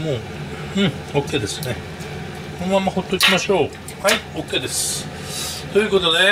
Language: Japanese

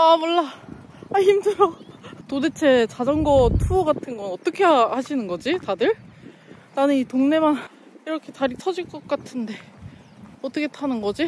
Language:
Korean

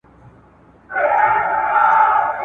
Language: Pashto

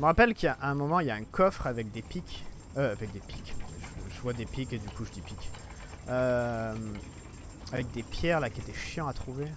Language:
French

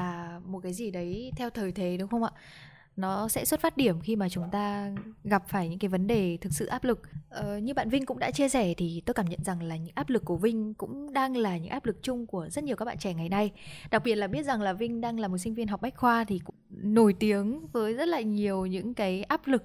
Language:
Vietnamese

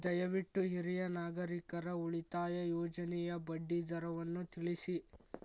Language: Kannada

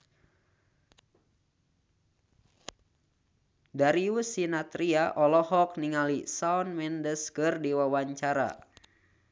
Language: Sundanese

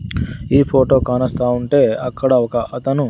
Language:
Telugu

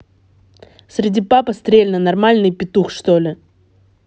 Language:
Russian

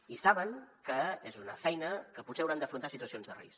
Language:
Catalan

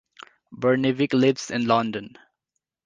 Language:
English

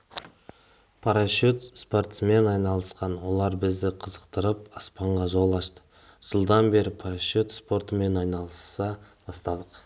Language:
Kazakh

